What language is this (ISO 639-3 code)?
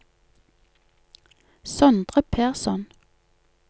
nor